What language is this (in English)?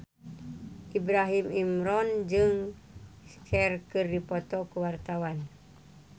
Sundanese